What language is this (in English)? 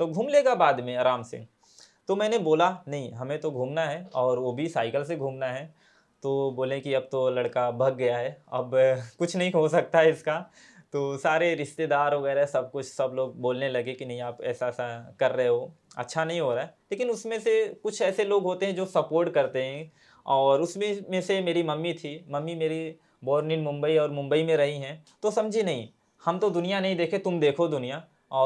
Hindi